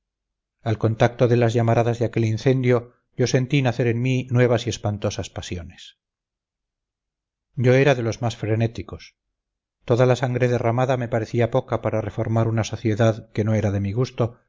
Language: Spanish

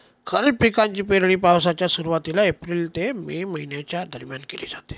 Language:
Marathi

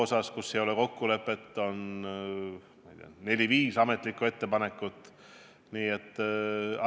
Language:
Estonian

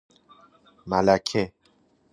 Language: Persian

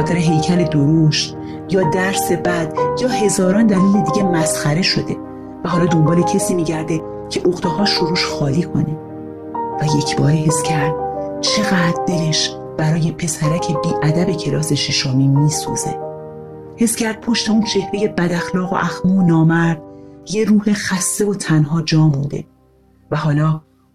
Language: Persian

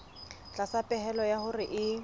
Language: Southern Sotho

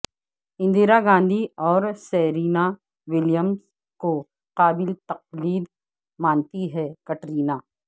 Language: Urdu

